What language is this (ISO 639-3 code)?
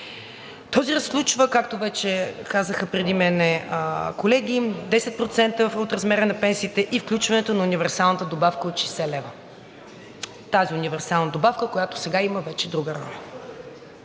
bul